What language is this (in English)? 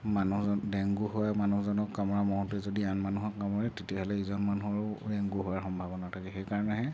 Assamese